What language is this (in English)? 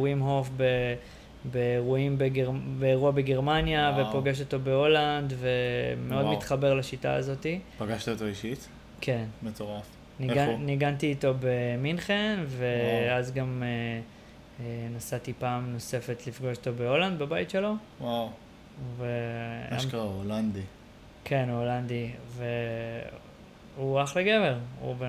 Hebrew